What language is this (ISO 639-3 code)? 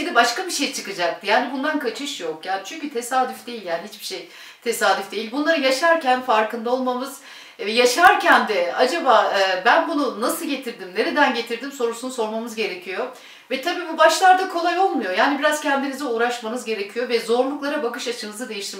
tur